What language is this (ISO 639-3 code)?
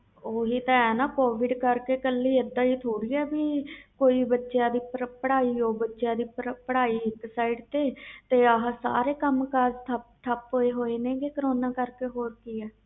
pan